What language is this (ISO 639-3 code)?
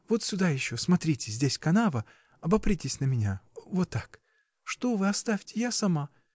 rus